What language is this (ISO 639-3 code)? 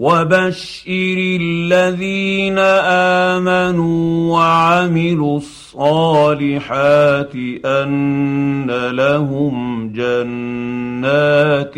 ara